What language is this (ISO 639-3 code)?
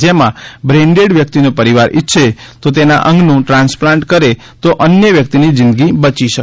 guj